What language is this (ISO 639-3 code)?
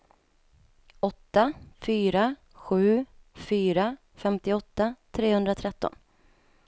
swe